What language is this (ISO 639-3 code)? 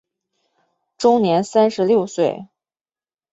zho